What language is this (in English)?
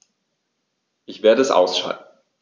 German